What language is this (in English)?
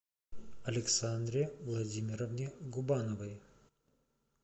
Russian